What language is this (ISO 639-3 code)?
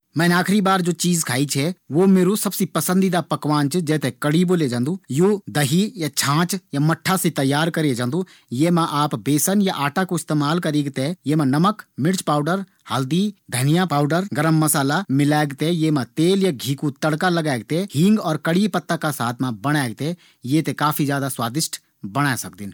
gbm